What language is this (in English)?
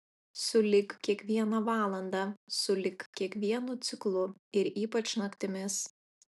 Lithuanian